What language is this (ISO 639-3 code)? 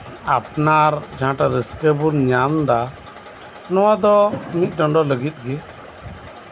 sat